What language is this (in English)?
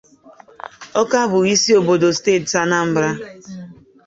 Igbo